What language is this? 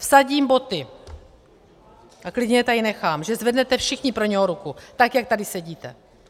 Czech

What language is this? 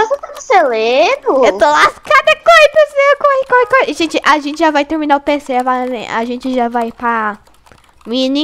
Portuguese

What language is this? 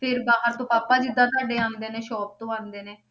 Punjabi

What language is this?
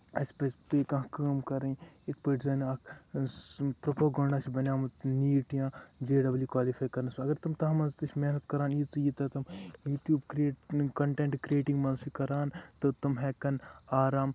Kashmiri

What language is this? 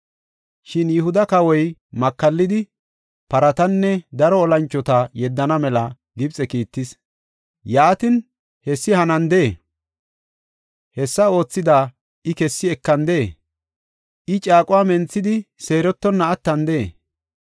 Gofa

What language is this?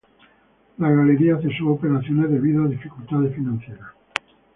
Spanish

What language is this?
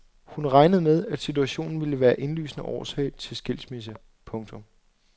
Danish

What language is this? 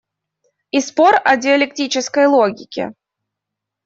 Russian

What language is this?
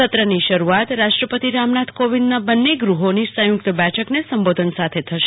Gujarati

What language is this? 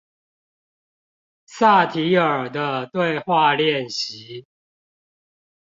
Chinese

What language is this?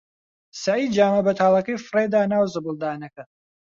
Central Kurdish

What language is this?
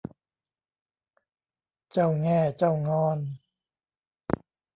Thai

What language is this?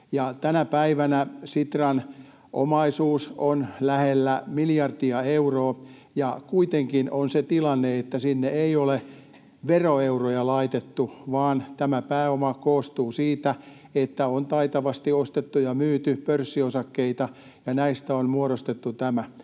Finnish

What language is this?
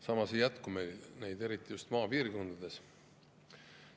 Estonian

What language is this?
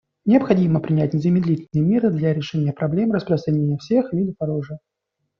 Russian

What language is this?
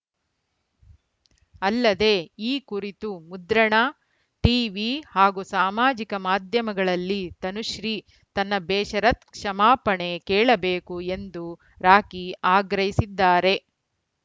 Kannada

